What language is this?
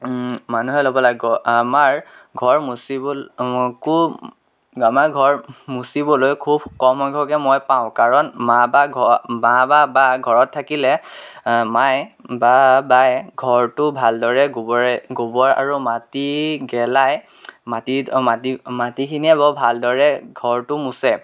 Assamese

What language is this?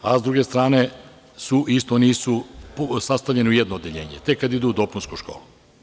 Serbian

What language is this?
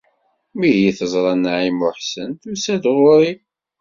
Kabyle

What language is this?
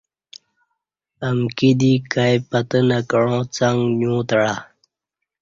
Kati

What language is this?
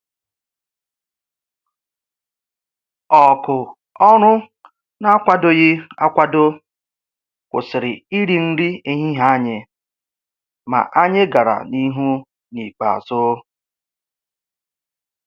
Igbo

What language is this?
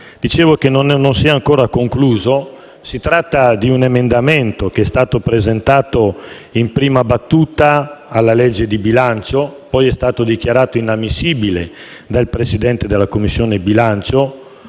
Italian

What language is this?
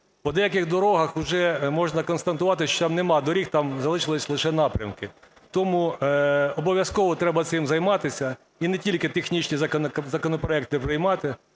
Ukrainian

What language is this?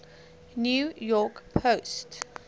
English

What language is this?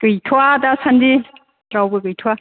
Bodo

